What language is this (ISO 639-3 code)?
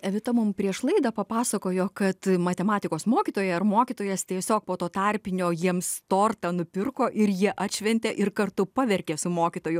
lit